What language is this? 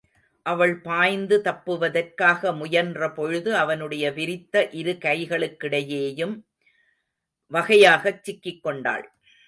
Tamil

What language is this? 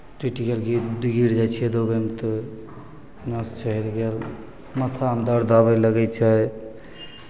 Maithili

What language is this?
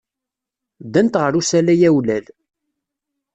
Kabyle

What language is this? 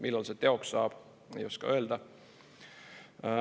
Estonian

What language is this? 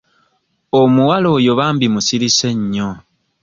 Ganda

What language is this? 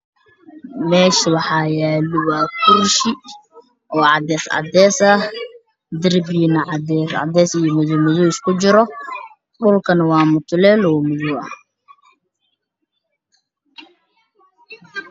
Somali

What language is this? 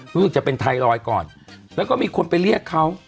Thai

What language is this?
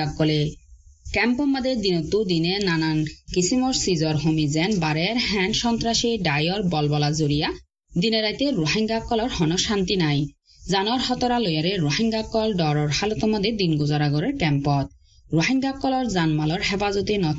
Bangla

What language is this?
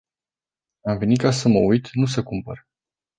Romanian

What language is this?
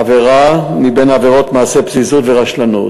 Hebrew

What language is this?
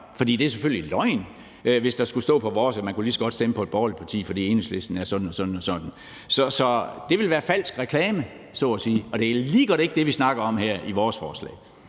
Danish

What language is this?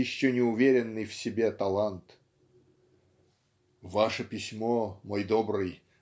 Russian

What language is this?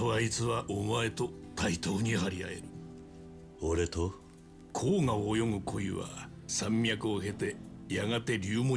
Japanese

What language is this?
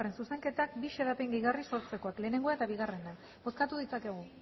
Basque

